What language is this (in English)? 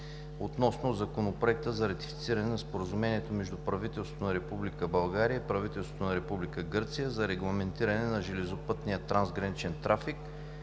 Bulgarian